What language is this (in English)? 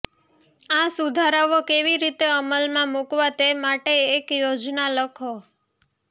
Gujarati